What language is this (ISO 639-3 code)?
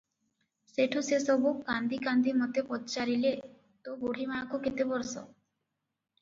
ori